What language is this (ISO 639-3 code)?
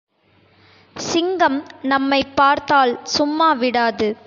tam